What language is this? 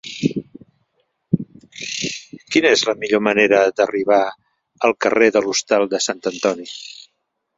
Catalan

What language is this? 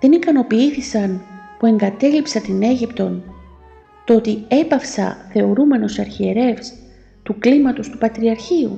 Greek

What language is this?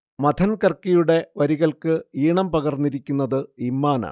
Malayalam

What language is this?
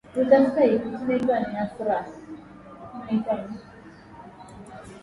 Swahili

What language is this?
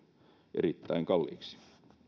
Finnish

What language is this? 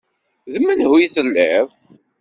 Kabyle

